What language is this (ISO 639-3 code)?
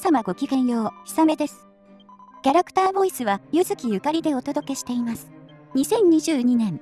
jpn